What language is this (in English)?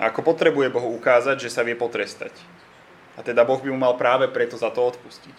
Slovak